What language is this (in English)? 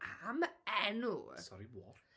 Welsh